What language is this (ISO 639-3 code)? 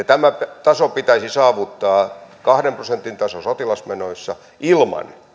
fin